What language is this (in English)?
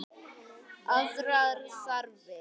Icelandic